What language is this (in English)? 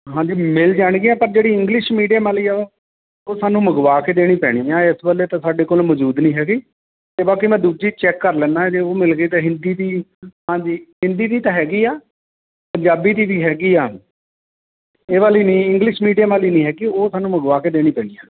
Punjabi